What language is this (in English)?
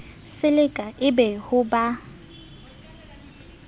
Southern Sotho